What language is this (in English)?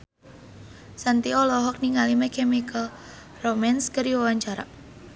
Sundanese